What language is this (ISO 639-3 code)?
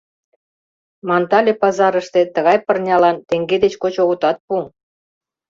chm